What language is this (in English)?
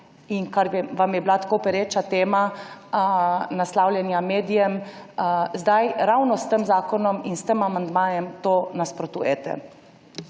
Slovenian